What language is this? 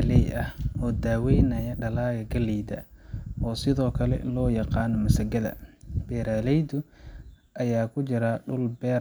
Somali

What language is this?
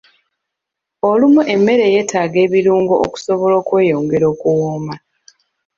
Ganda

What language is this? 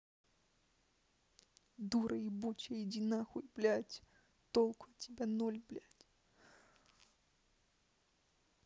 Russian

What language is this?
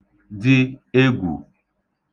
Igbo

